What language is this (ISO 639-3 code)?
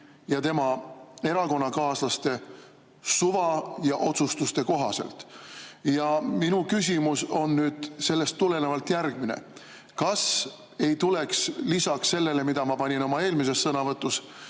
est